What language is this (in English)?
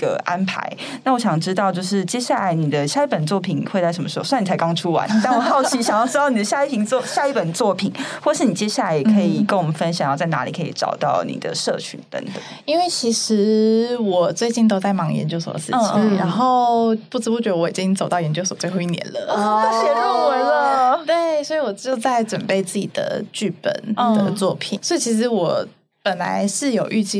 Chinese